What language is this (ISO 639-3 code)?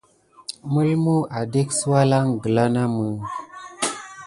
gid